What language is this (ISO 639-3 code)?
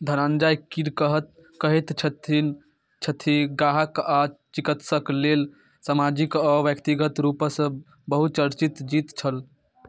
mai